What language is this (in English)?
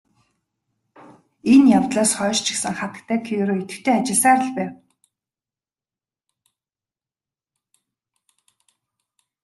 Mongolian